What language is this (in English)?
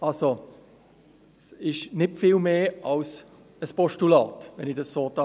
Swiss German